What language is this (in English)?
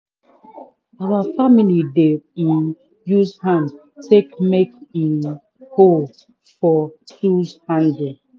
Nigerian Pidgin